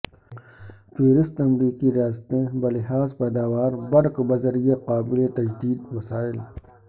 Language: Urdu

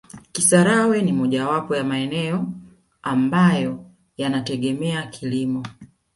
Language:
Swahili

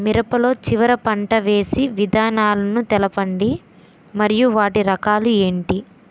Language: Telugu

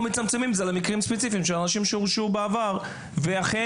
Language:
Hebrew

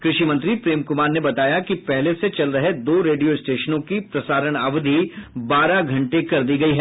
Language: Hindi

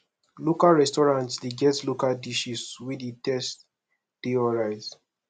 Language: Nigerian Pidgin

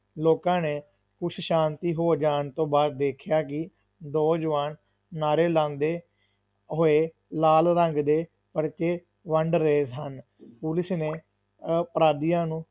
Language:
Punjabi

